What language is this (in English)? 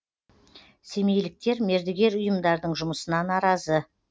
Kazakh